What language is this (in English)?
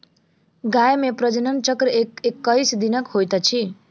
Maithili